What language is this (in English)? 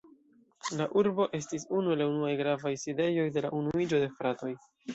Esperanto